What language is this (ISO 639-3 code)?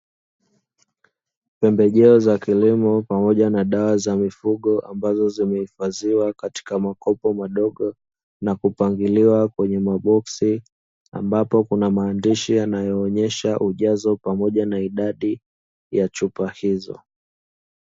swa